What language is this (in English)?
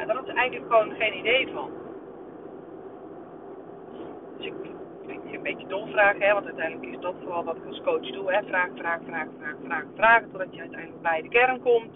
Dutch